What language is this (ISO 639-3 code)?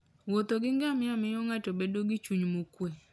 luo